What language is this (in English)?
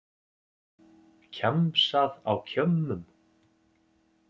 Icelandic